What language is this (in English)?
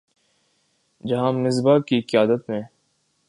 Urdu